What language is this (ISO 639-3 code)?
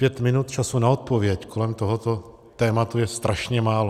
ces